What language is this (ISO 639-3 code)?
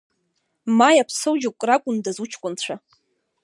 abk